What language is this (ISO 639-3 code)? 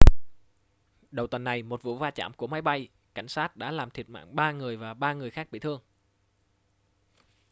vie